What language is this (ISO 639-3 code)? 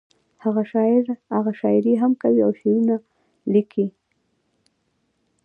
pus